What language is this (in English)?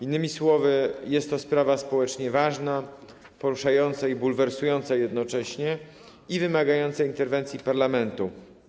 Polish